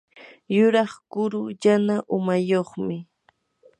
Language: Yanahuanca Pasco Quechua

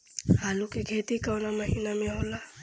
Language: Bhojpuri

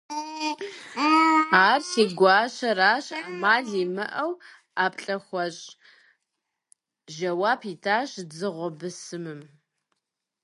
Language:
Kabardian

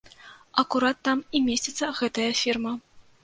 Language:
Belarusian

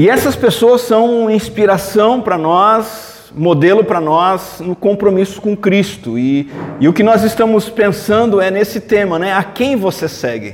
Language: Portuguese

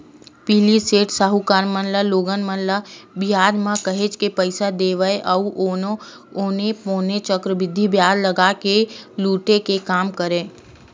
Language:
Chhattisgarhi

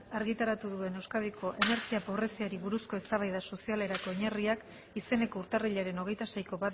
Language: Basque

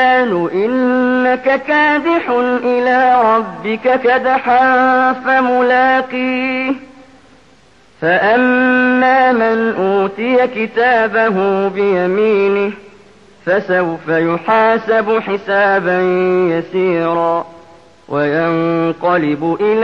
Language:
Arabic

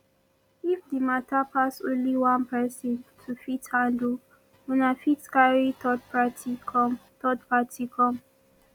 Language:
Nigerian Pidgin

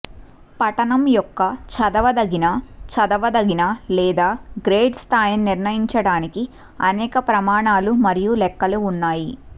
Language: Telugu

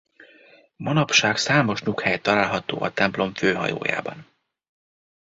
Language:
Hungarian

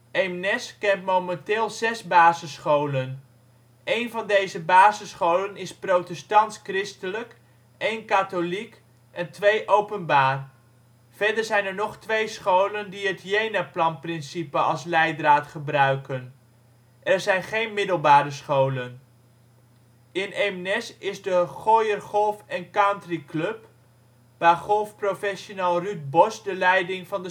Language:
Dutch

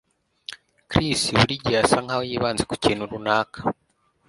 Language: Kinyarwanda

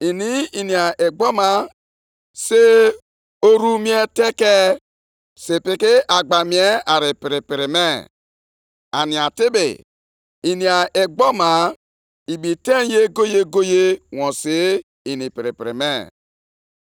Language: Igbo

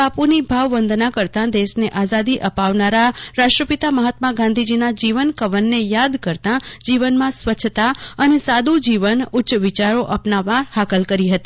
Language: Gujarati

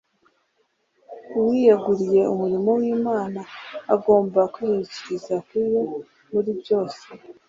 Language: Kinyarwanda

